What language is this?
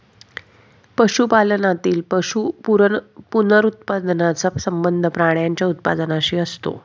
Marathi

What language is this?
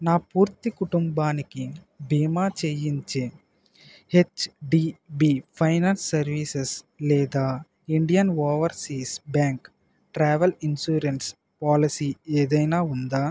Telugu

